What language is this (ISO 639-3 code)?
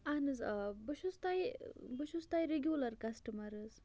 kas